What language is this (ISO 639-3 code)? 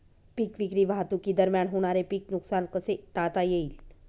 mar